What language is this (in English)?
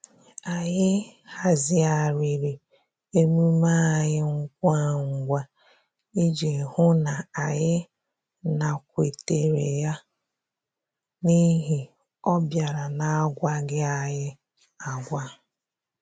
Igbo